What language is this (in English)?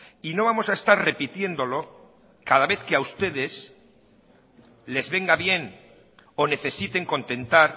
Spanish